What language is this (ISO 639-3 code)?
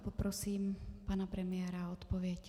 ces